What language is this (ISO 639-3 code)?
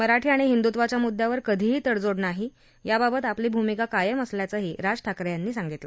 mar